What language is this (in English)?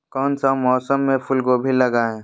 Magahi